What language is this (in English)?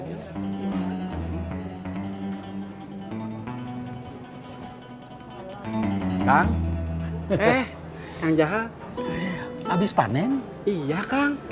Indonesian